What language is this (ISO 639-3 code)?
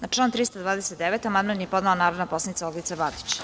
srp